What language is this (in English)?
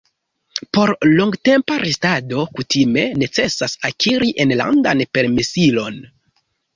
Esperanto